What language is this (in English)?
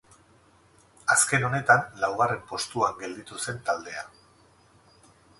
Basque